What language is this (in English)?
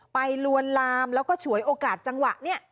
Thai